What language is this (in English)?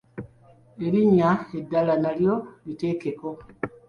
Ganda